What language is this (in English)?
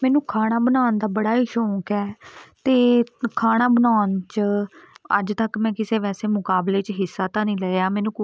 Punjabi